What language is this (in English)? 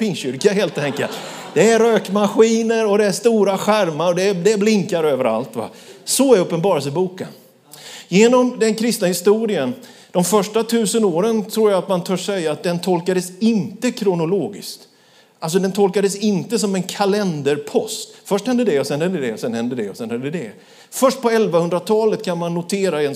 Swedish